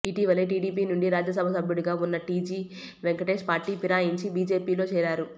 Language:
Telugu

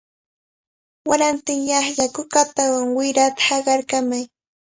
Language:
Cajatambo North Lima Quechua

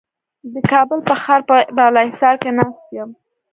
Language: Pashto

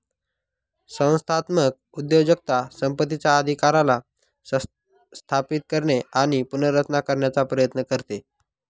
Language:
Marathi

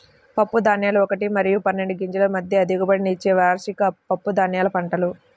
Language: Telugu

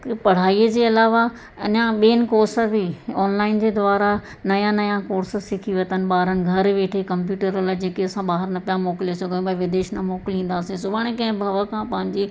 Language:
Sindhi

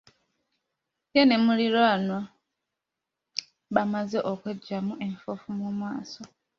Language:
Ganda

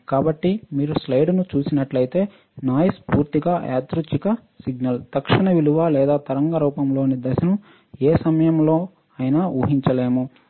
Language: Telugu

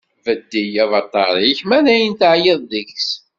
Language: Kabyle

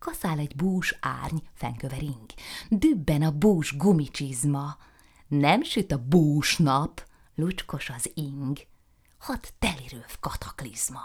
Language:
Hungarian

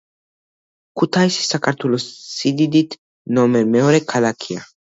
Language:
Georgian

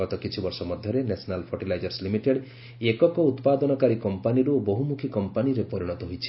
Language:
Odia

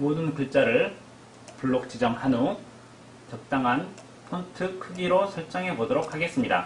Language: Korean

